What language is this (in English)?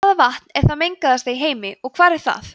Icelandic